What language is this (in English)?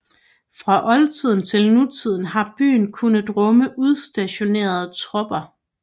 Danish